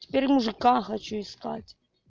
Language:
Russian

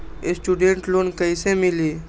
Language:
Magahi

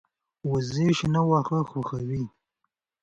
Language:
Pashto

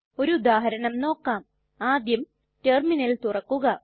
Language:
Malayalam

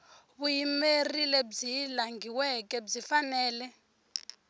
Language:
Tsonga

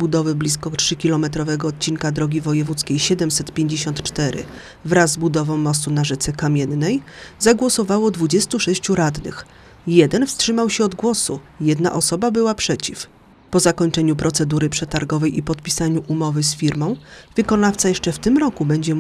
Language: Polish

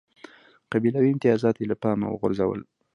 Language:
Pashto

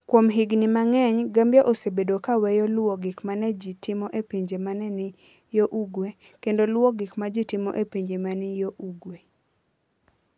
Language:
Luo (Kenya and Tanzania)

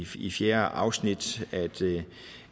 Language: Danish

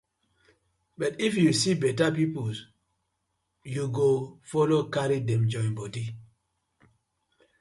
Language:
Nigerian Pidgin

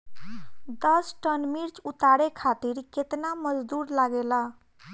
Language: Bhojpuri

